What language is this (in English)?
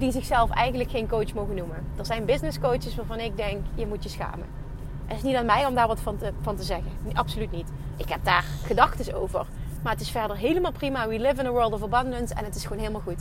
Dutch